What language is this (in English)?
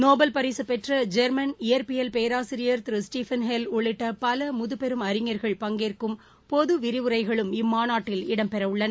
Tamil